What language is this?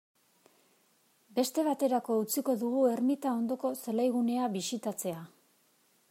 Basque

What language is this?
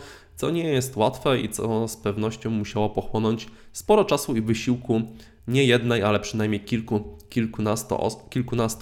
Polish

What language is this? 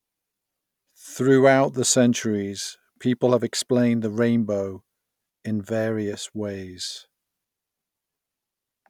English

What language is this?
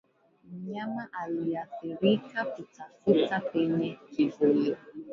Swahili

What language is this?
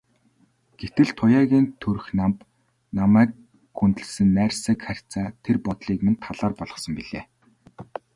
Mongolian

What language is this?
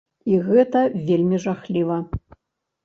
Belarusian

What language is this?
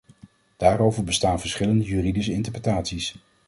Dutch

